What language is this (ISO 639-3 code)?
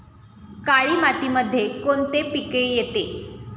mar